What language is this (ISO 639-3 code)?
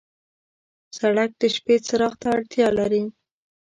pus